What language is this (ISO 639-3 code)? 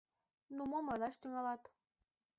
chm